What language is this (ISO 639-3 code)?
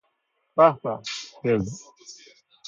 fas